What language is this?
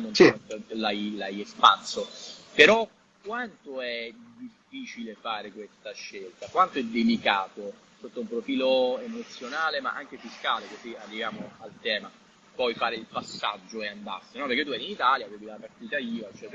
Italian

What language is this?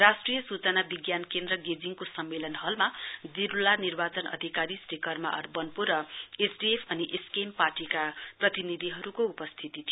Nepali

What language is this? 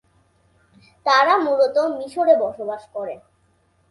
Bangla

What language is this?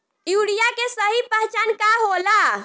Bhojpuri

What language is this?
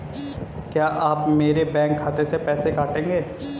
Hindi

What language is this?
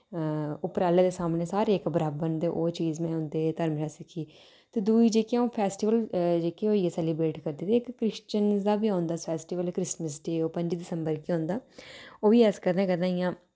Dogri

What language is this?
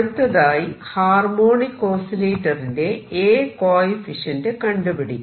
Malayalam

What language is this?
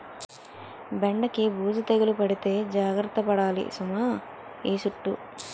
Telugu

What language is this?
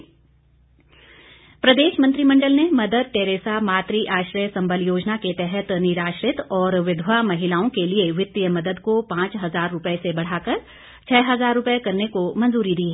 Hindi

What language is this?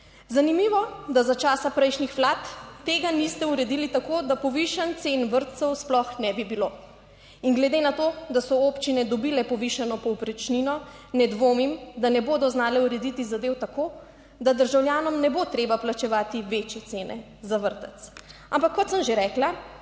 Slovenian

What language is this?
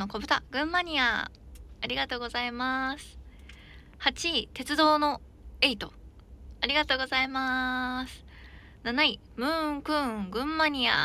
Japanese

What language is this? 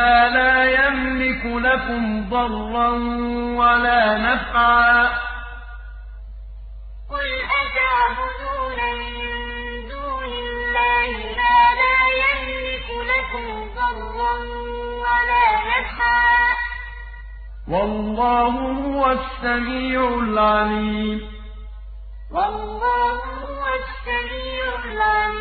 Arabic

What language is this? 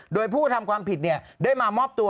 Thai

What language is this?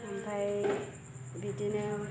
Bodo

